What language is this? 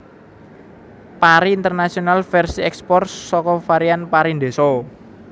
Javanese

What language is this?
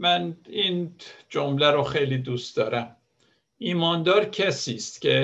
Persian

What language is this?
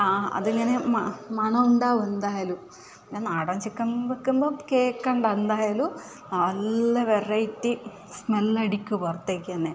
Malayalam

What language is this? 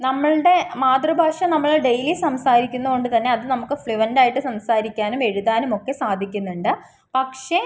Malayalam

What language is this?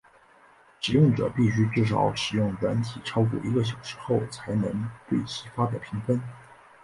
Chinese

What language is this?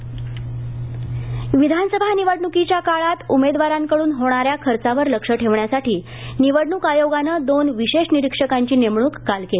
Marathi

